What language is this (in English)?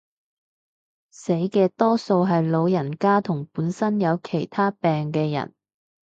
Cantonese